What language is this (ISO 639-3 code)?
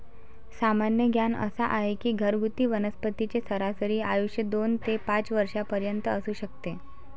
mar